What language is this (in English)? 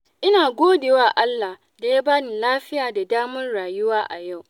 Hausa